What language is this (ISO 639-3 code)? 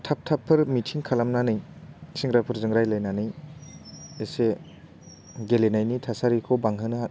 brx